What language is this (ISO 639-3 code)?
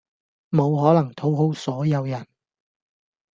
yue